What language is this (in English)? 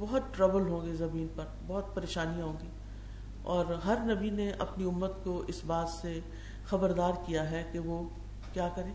Urdu